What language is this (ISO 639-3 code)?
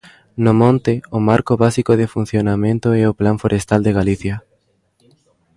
glg